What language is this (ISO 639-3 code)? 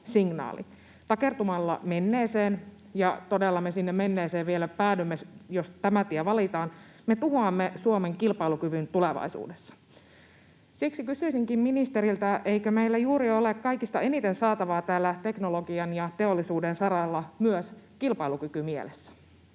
fin